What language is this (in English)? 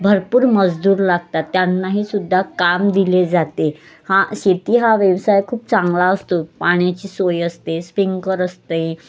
Marathi